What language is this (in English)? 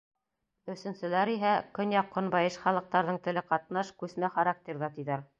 Bashkir